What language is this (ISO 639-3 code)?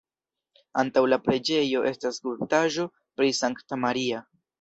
epo